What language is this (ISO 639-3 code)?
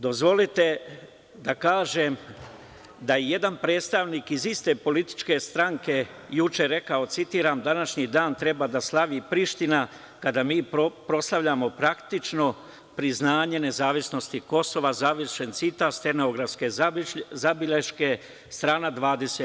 srp